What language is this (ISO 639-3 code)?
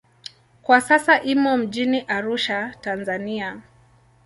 swa